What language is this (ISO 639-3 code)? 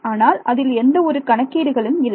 tam